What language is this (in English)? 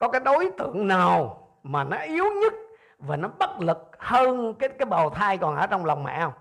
Vietnamese